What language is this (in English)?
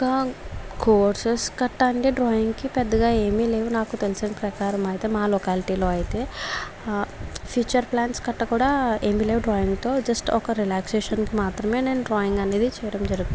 Telugu